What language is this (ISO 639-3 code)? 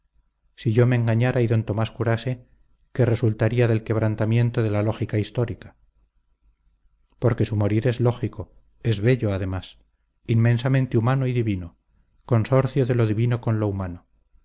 spa